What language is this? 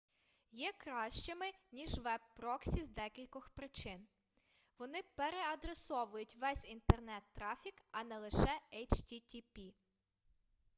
Ukrainian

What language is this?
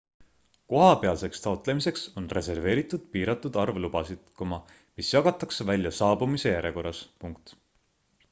Estonian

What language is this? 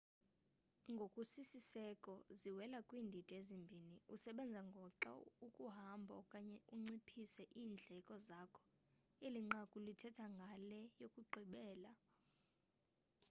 Xhosa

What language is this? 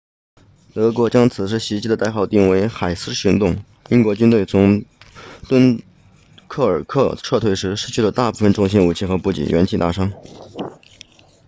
Chinese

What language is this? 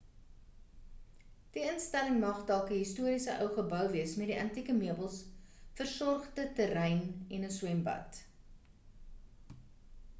Afrikaans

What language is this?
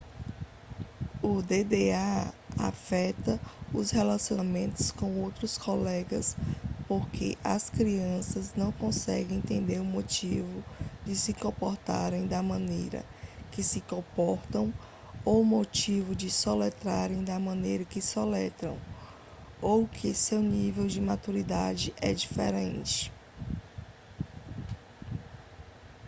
Portuguese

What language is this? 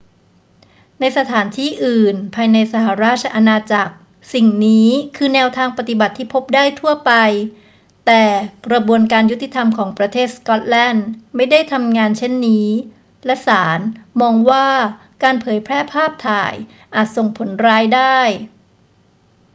Thai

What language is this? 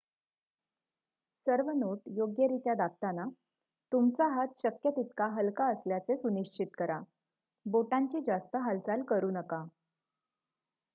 Marathi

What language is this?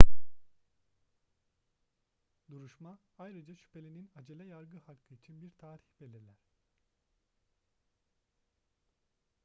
Turkish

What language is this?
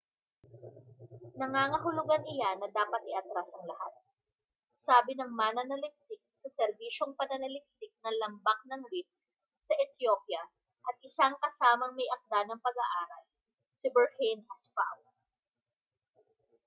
Filipino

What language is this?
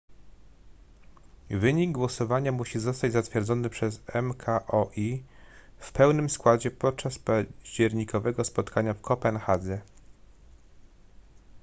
Polish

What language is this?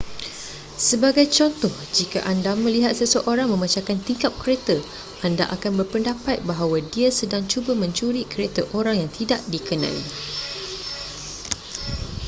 Malay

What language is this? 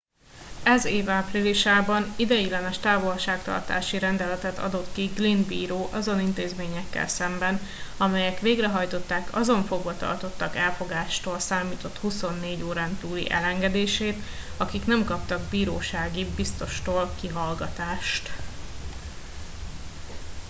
Hungarian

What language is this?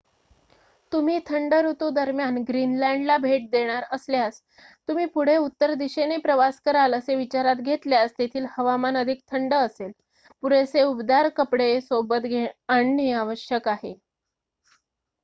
Marathi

